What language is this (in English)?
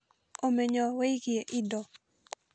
Kikuyu